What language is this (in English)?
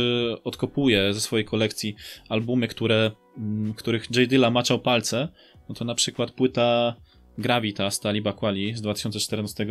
Polish